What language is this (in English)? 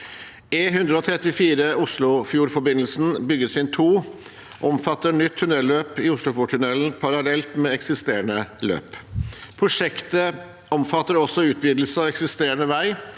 Norwegian